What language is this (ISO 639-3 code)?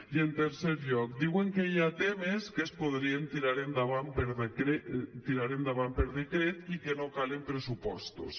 cat